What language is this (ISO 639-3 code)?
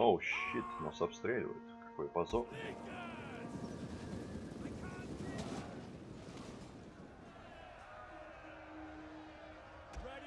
rus